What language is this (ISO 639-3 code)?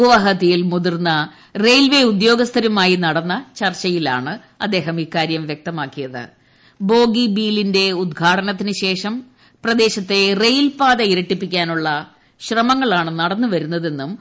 mal